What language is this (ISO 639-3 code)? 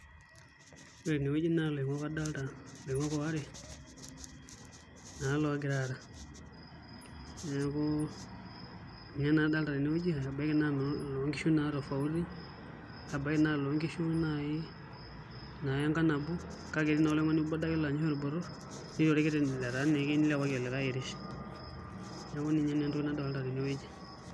mas